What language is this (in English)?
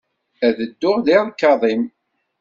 Kabyle